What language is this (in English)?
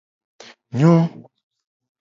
Gen